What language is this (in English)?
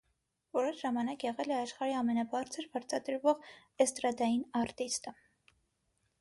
Armenian